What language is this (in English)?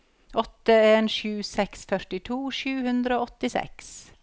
Norwegian